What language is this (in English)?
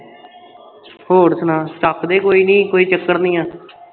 Punjabi